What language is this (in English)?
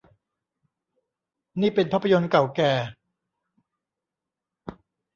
Thai